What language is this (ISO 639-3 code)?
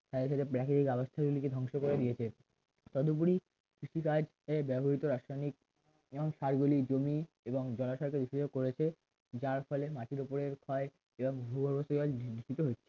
ben